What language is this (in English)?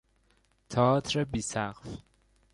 Persian